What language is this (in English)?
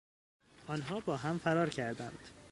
Persian